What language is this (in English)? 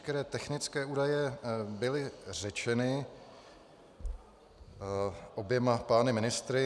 Czech